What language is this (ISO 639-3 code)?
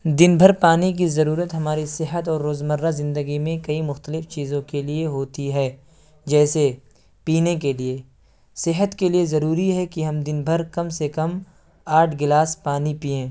urd